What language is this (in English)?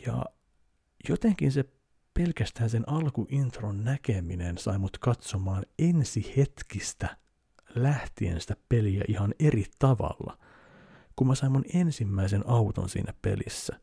Finnish